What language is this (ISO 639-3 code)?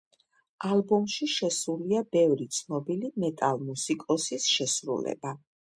kat